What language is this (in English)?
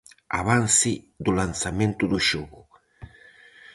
Galician